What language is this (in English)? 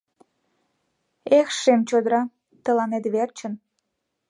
Mari